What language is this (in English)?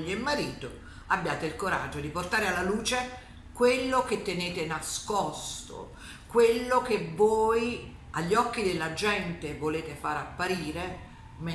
Italian